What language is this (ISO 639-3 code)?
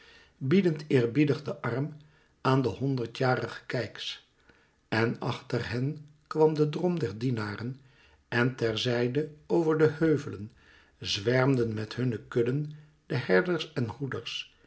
nld